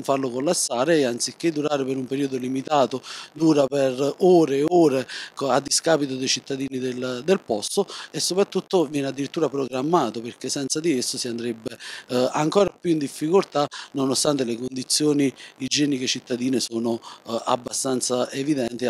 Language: Italian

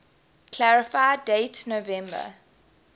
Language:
English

